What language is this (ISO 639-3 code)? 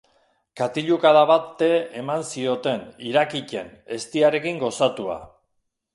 eus